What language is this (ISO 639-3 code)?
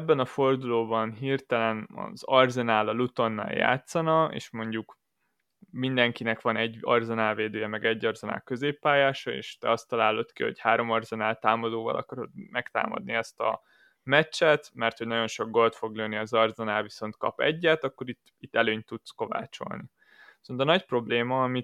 hun